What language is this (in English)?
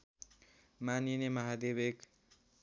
Nepali